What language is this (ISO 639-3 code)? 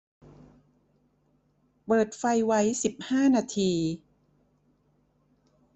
tha